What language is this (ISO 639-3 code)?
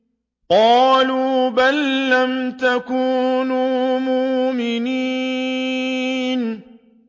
ara